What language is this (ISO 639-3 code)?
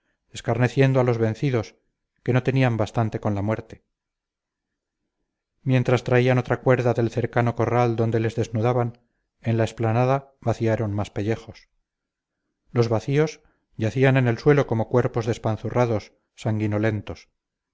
spa